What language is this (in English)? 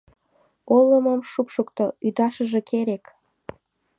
Mari